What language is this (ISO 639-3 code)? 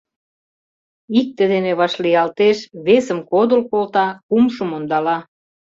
chm